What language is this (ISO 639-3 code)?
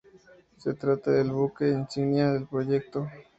spa